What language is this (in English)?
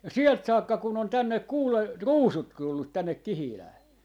Finnish